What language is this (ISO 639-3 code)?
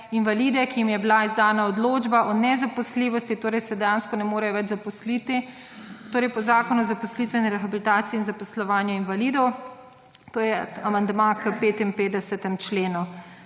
slv